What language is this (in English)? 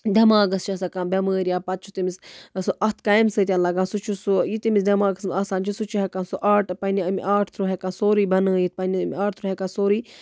Kashmiri